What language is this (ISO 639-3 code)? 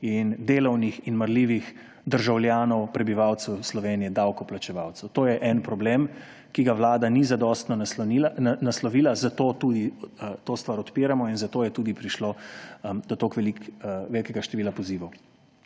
slv